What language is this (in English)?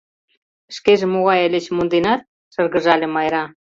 Mari